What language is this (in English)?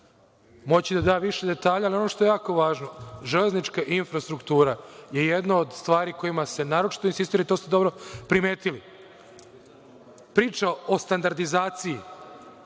Serbian